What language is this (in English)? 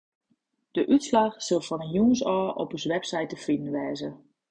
Western Frisian